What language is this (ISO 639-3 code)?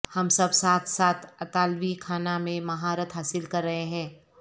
urd